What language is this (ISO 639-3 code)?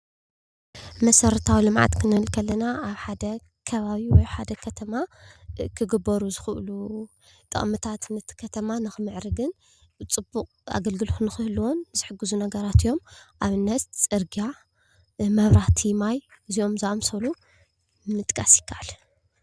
tir